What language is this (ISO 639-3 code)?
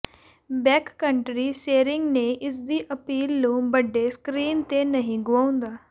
pan